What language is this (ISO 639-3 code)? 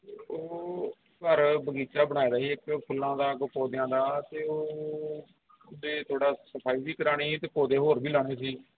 pan